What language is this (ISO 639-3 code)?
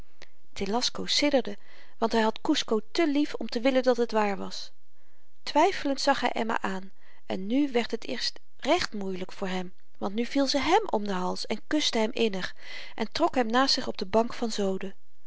nld